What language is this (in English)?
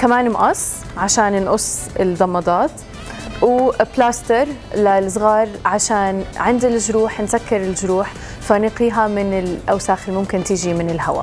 Arabic